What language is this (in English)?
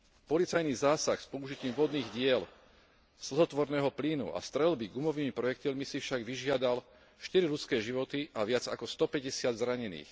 Slovak